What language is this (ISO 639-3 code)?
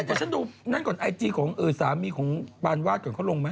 tha